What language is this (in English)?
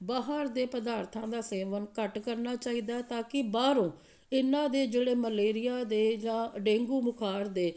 Punjabi